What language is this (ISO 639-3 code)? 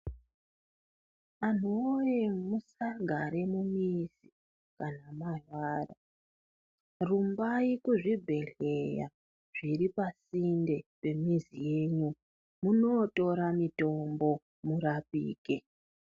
ndc